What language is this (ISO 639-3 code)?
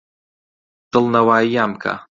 ckb